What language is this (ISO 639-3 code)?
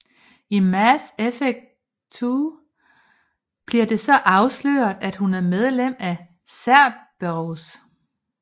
dan